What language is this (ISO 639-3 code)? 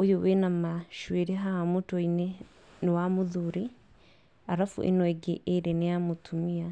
kik